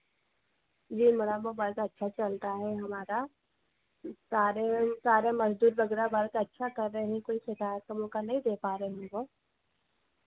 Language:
Hindi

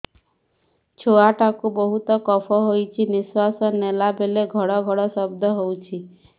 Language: Odia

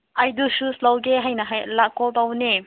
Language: Manipuri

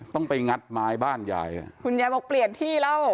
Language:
Thai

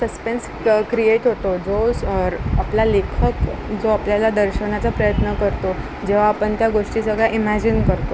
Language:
Marathi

